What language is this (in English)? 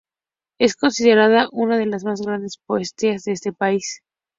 Spanish